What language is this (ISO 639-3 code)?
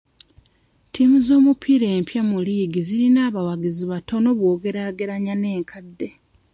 lug